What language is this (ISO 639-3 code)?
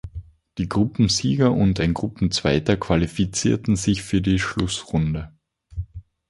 deu